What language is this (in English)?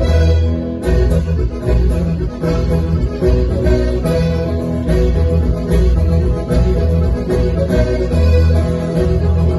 Arabic